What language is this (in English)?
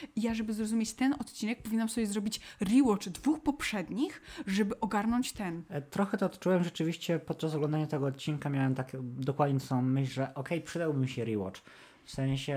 Polish